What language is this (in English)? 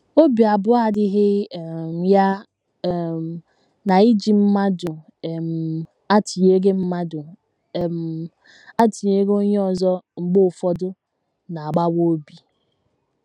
Igbo